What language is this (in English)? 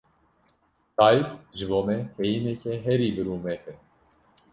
Kurdish